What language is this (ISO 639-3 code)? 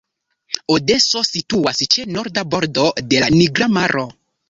epo